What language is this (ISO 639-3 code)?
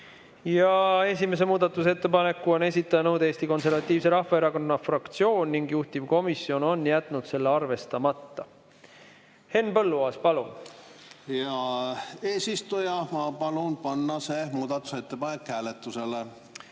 est